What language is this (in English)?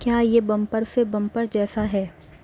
Urdu